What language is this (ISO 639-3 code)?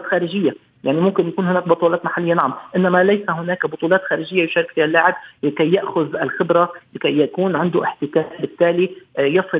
ara